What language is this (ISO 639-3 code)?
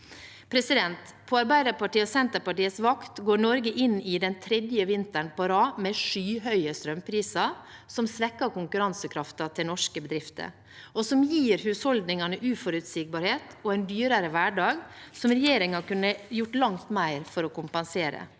nor